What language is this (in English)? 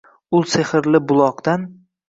Uzbek